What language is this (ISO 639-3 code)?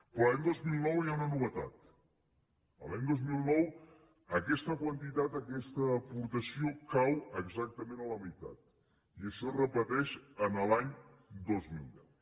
cat